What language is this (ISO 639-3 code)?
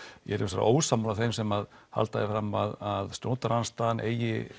isl